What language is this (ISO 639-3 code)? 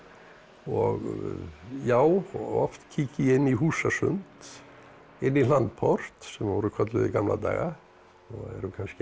isl